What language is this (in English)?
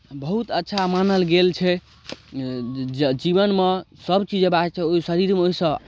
Maithili